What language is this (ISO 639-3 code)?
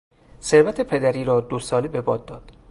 fas